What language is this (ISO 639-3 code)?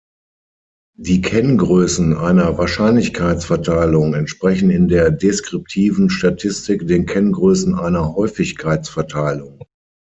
deu